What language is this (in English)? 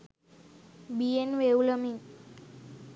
Sinhala